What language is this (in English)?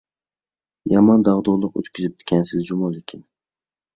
Uyghur